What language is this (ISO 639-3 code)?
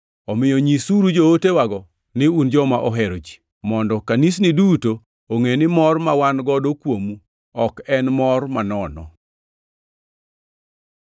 luo